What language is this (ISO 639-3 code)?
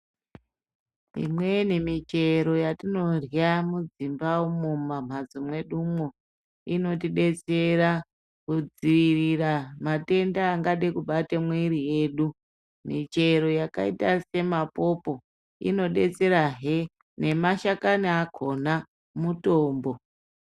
ndc